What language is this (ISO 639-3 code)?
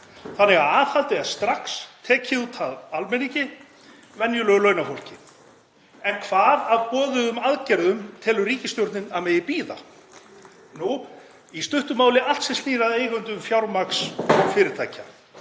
isl